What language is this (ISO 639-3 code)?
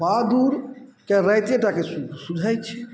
mai